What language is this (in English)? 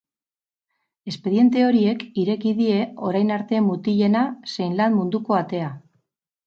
Basque